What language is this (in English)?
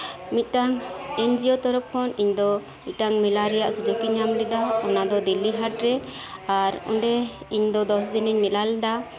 Santali